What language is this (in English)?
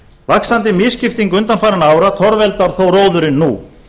Icelandic